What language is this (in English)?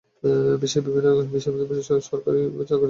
Bangla